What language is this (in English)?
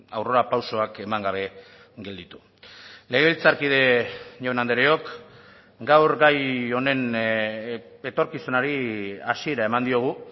Basque